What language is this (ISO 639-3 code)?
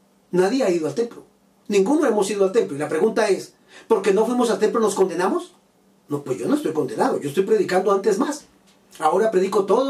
spa